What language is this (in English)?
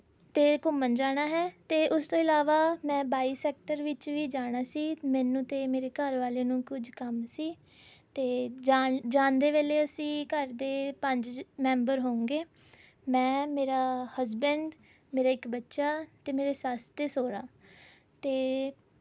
Punjabi